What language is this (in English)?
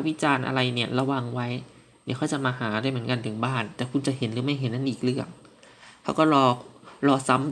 Thai